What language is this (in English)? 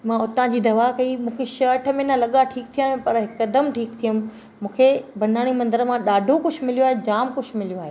Sindhi